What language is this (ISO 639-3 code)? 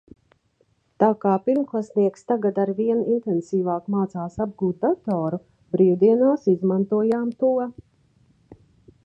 lav